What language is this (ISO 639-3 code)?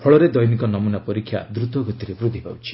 ori